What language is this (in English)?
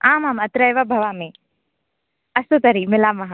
Sanskrit